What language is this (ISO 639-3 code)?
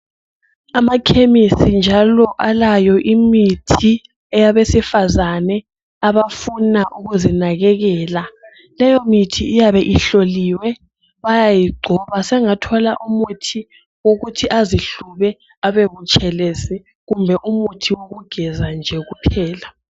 nde